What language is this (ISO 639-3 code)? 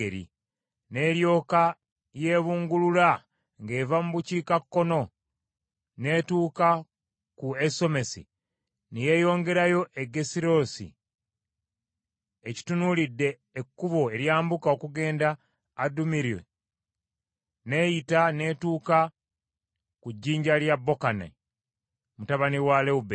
lug